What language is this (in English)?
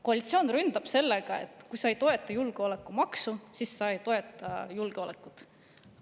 Estonian